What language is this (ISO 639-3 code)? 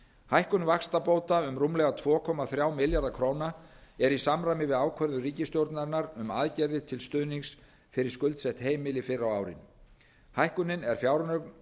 isl